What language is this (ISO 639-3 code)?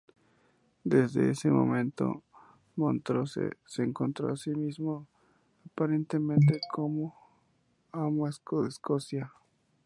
spa